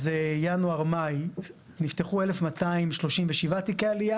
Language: Hebrew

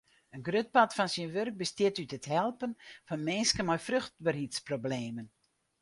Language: Western Frisian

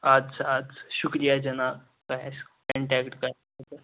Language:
Kashmiri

